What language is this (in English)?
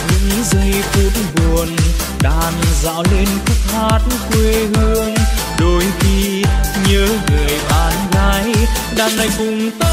Vietnamese